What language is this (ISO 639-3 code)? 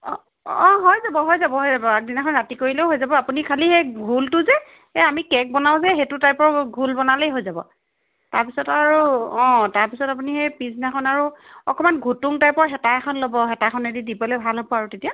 asm